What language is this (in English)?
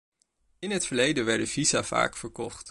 Dutch